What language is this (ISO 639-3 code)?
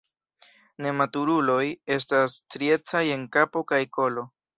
epo